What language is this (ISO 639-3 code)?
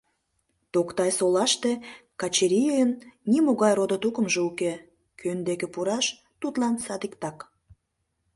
chm